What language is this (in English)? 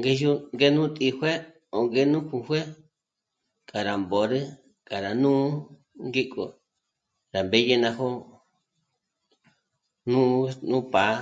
Michoacán Mazahua